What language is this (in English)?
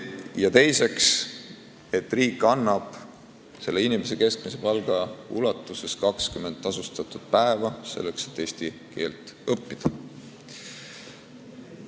Estonian